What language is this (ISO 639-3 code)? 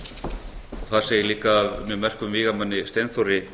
isl